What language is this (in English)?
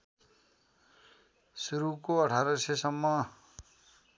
Nepali